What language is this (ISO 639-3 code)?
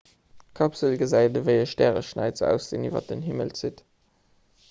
ltz